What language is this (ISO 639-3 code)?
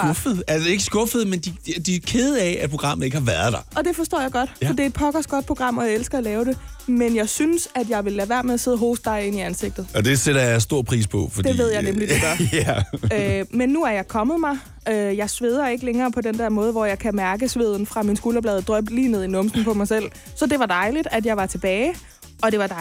dan